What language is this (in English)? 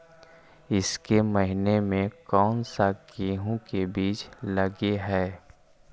Magahi